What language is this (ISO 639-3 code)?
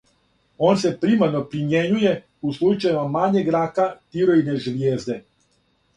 srp